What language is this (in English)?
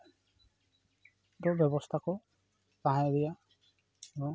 Santali